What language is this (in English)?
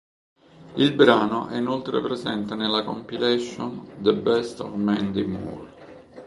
Italian